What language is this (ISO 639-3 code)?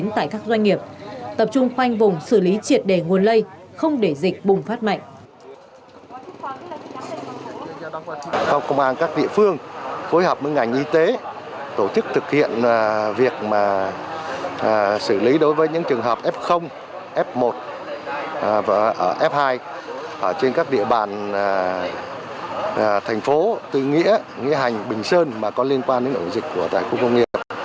vie